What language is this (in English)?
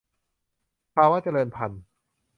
Thai